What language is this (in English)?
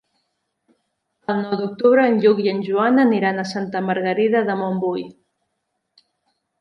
Catalan